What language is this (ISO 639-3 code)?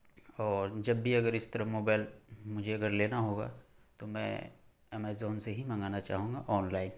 urd